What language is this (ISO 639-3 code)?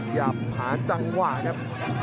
tha